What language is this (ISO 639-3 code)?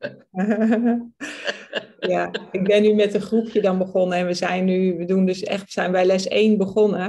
nld